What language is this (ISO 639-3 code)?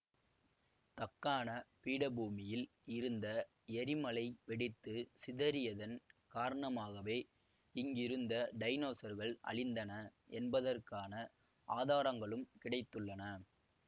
tam